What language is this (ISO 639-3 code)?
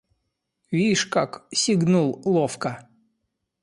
rus